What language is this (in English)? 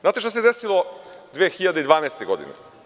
Serbian